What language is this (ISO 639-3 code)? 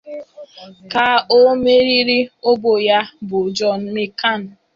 ibo